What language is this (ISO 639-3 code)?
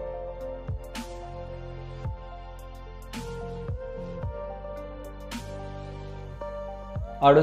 hin